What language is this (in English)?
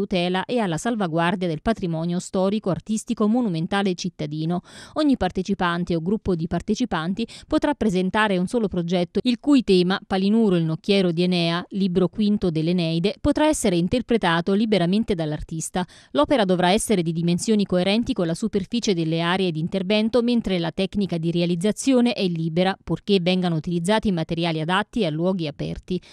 Italian